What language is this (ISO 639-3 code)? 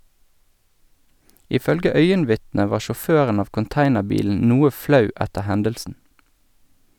nor